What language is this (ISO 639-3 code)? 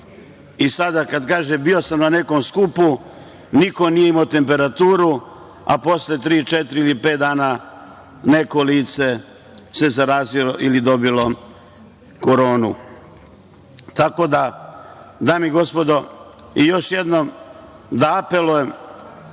srp